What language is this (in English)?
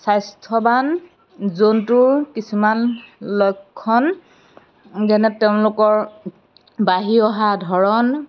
Assamese